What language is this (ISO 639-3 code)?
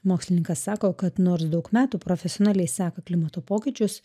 lit